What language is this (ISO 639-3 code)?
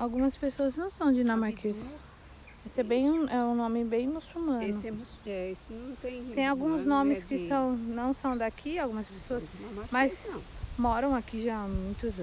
por